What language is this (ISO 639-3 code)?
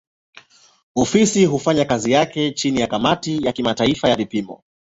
swa